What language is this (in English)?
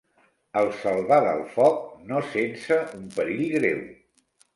Catalan